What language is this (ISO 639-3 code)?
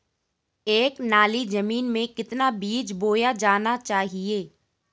hin